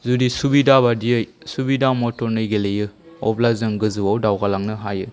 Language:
Bodo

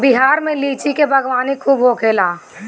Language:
Bhojpuri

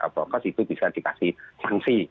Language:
Indonesian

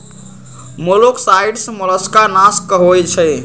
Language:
Magahi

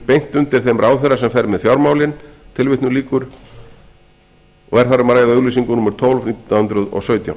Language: Icelandic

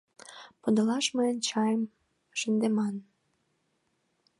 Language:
Mari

